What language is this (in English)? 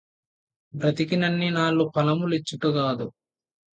Telugu